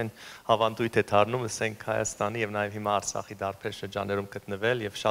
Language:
German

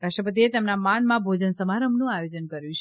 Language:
Gujarati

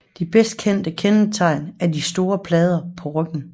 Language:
Danish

